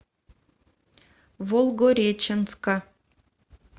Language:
Russian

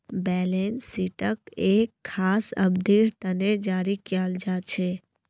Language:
Magahi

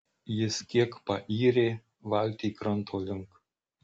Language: Lithuanian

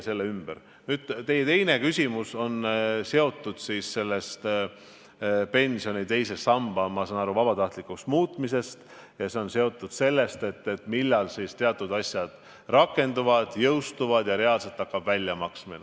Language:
Estonian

